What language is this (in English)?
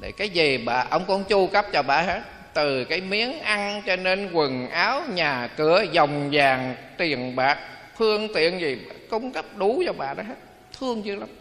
Vietnamese